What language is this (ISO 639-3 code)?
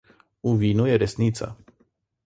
slv